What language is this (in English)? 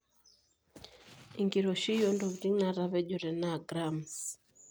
Masai